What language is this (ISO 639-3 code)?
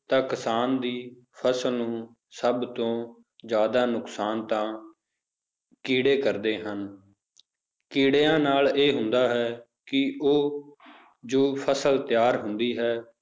pan